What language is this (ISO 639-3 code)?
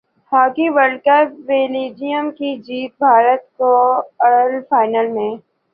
urd